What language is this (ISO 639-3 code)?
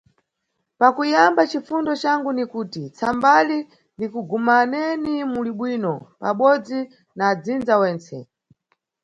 nyu